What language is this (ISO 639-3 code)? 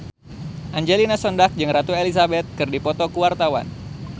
sun